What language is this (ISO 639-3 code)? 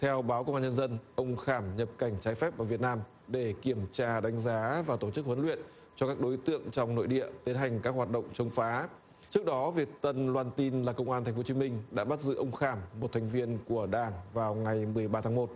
vie